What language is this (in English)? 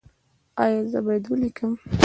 Pashto